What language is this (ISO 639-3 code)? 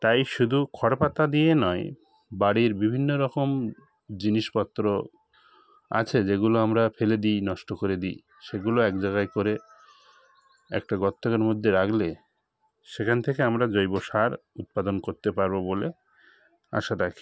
ben